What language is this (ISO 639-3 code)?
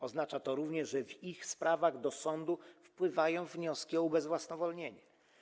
pol